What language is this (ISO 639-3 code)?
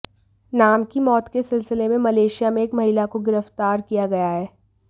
hin